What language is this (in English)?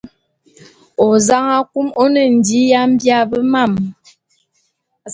Bulu